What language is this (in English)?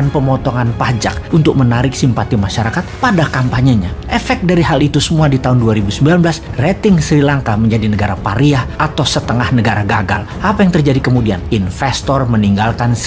Indonesian